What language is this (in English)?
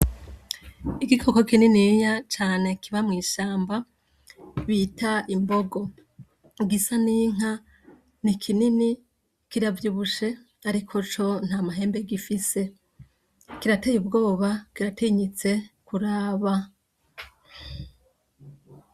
Rundi